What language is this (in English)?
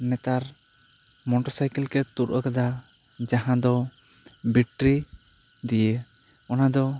Santali